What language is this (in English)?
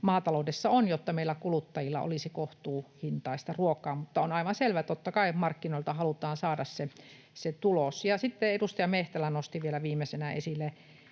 Finnish